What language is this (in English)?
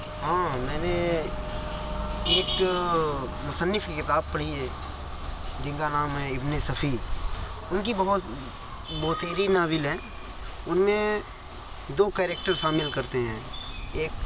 Urdu